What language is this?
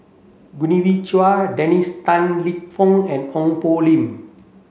English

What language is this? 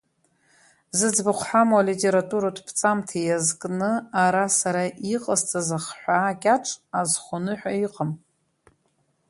Abkhazian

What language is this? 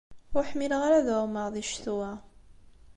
Kabyle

